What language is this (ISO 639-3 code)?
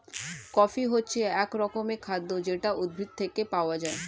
ben